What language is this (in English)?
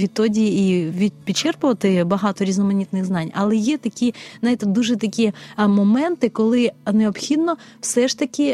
Ukrainian